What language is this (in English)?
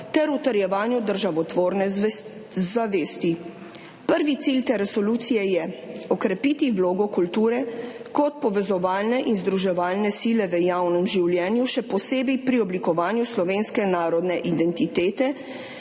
Slovenian